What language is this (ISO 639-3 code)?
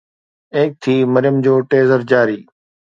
snd